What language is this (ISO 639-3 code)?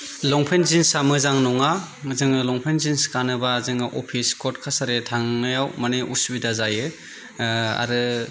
brx